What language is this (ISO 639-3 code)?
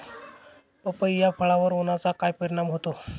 mar